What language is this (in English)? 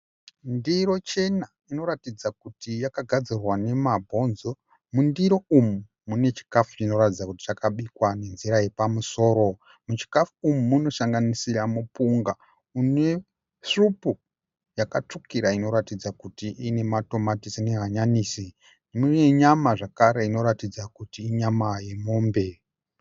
Shona